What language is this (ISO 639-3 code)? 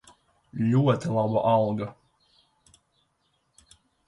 lav